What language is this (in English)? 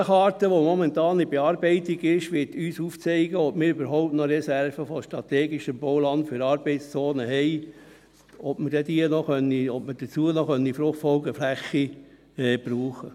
Swiss German